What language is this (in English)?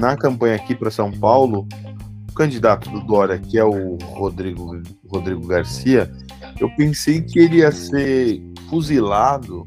Portuguese